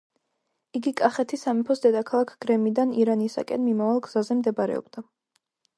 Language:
Georgian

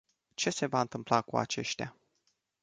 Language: Romanian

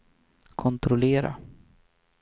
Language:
Swedish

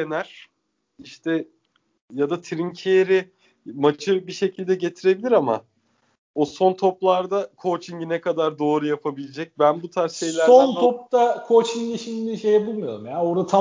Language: Turkish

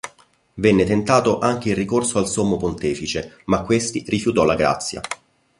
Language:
Italian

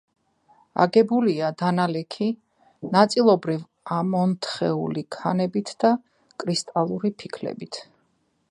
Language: Georgian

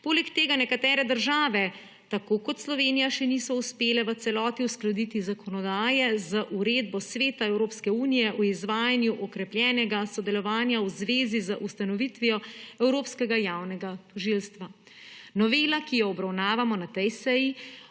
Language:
Slovenian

